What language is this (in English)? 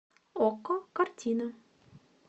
Russian